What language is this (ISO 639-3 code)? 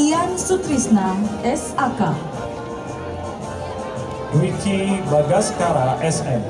ind